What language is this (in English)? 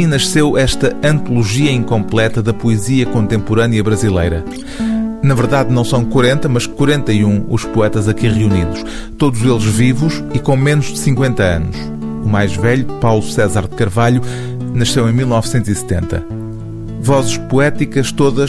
Portuguese